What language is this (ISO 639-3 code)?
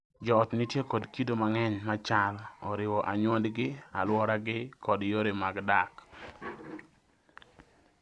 luo